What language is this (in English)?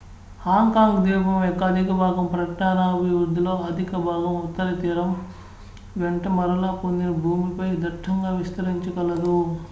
Telugu